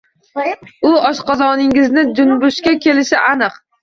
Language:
Uzbek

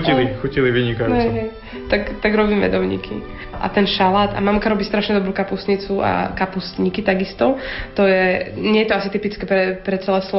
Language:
Slovak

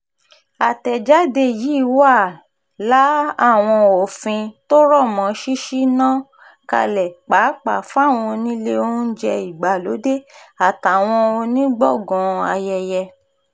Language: Yoruba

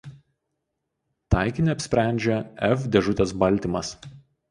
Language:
Lithuanian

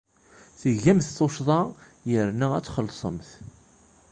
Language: Kabyle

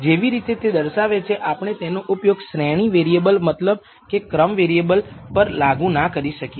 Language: Gujarati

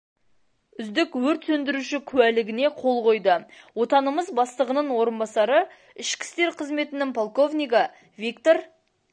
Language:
Kazakh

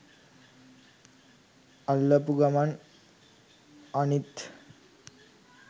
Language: Sinhala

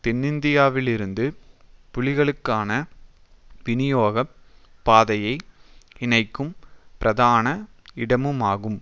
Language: Tamil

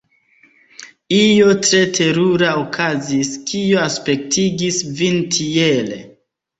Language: Esperanto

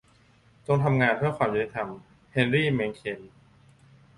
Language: Thai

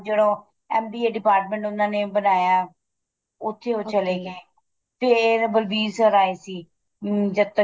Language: Punjabi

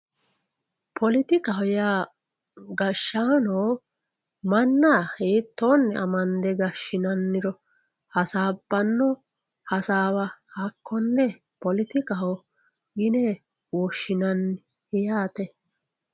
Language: Sidamo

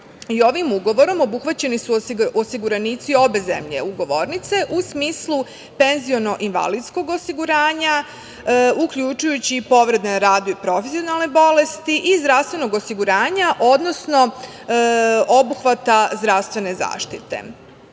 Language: Serbian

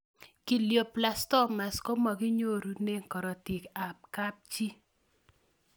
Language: Kalenjin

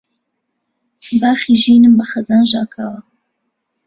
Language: Central Kurdish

